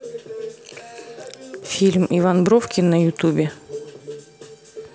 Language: Russian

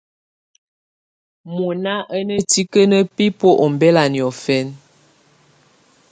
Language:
Tunen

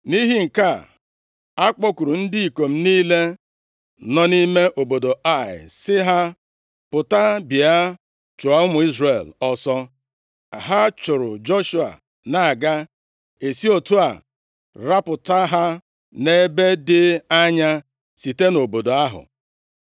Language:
Igbo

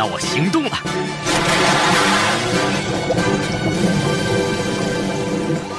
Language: Chinese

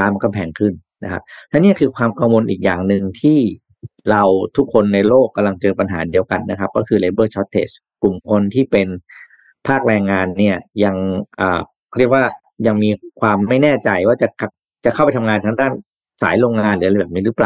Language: Thai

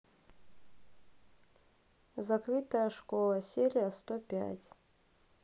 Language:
Russian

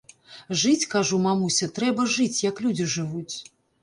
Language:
Belarusian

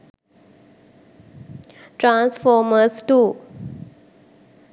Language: Sinhala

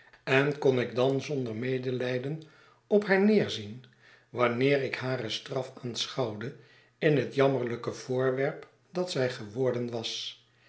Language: Dutch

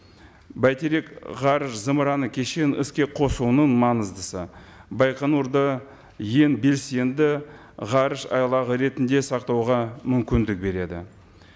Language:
Kazakh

